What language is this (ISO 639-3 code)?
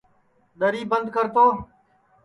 ssi